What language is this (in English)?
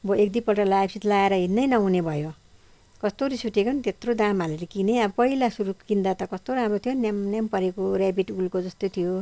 Nepali